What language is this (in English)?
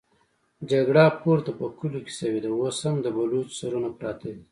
Pashto